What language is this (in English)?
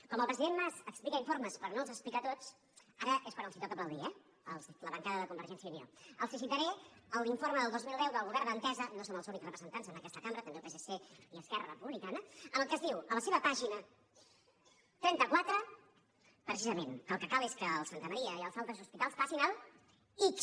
Catalan